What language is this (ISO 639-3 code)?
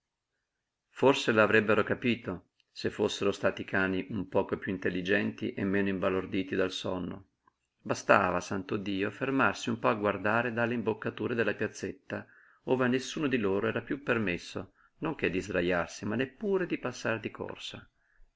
ita